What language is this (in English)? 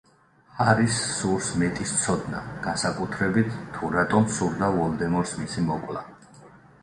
Georgian